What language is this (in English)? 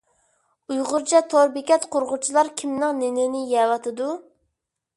Uyghur